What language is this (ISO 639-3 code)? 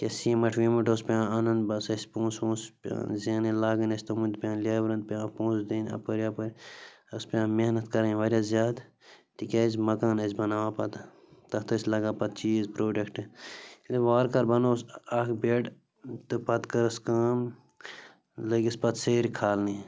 kas